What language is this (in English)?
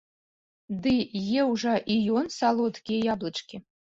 Belarusian